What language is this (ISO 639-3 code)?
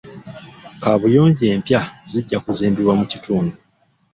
lug